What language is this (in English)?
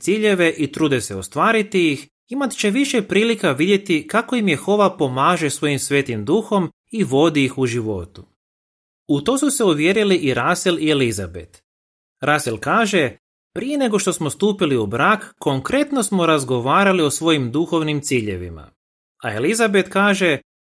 Croatian